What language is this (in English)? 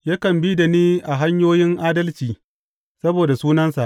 Hausa